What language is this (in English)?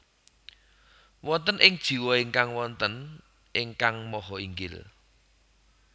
Javanese